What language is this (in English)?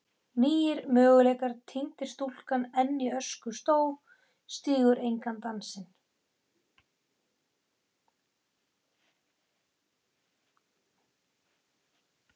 Icelandic